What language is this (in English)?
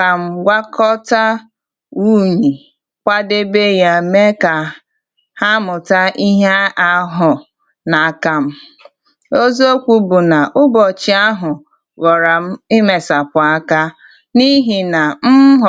Igbo